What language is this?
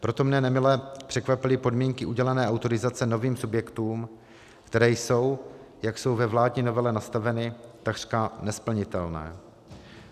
Czech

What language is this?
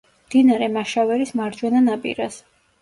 Georgian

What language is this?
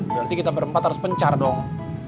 Indonesian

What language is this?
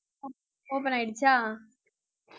Tamil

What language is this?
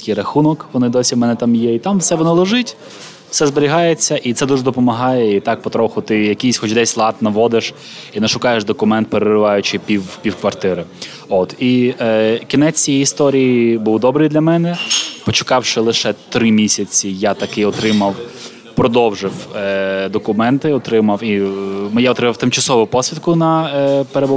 Ukrainian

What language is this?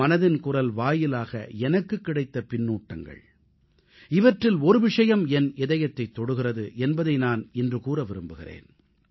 Tamil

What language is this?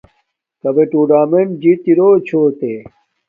Domaaki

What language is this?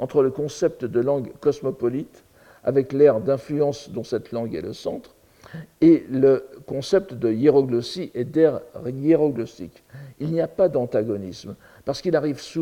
French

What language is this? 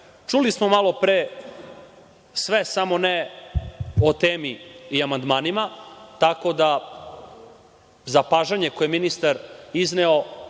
Serbian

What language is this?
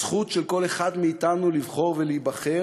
Hebrew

